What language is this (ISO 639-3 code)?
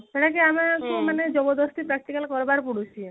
ori